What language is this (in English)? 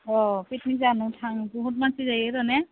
Bodo